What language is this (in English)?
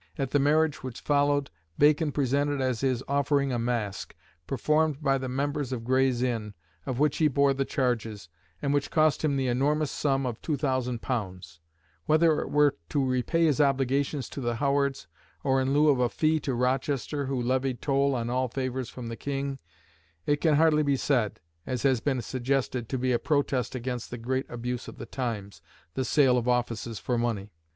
English